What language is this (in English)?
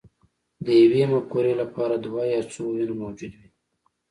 Pashto